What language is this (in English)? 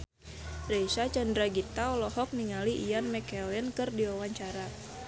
Sundanese